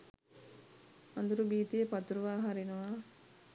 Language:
Sinhala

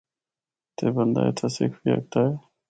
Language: Northern Hindko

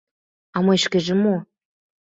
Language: Mari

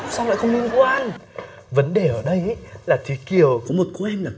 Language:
Vietnamese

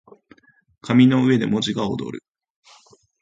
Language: Japanese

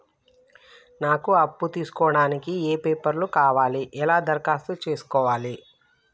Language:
Telugu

